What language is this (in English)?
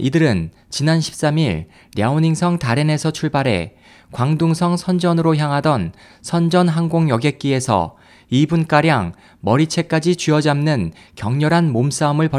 Korean